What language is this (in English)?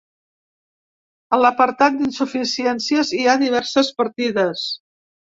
Catalan